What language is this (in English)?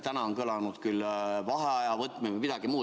Estonian